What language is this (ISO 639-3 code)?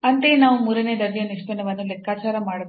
kan